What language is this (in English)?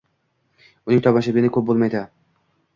Uzbek